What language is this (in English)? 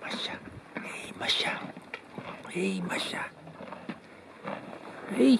Dutch